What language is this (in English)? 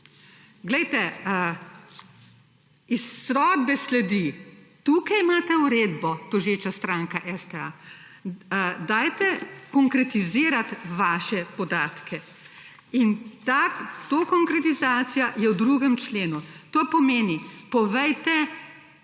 Slovenian